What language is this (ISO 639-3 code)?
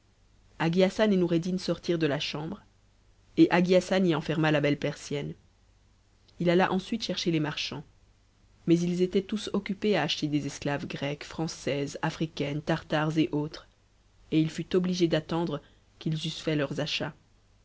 fra